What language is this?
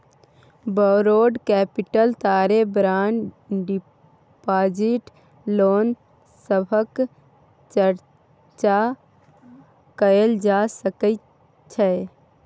Maithili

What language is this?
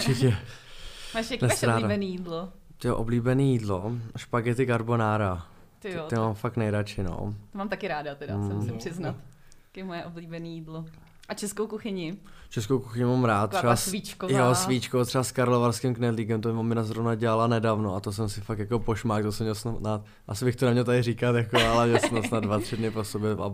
Czech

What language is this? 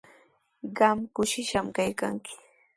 Sihuas Ancash Quechua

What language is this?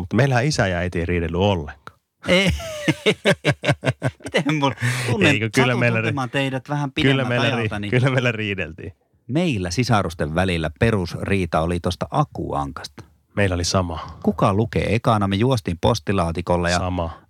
Finnish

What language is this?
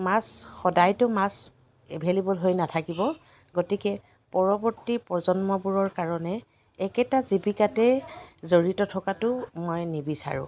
Assamese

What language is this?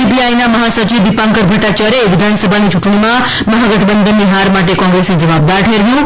Gujarati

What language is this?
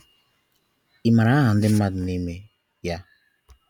Igbo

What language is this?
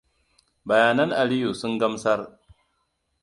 Hausa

